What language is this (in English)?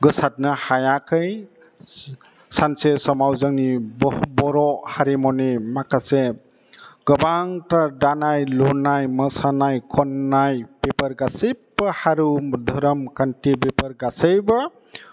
Bodo